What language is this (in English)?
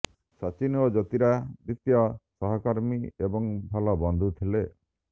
Odia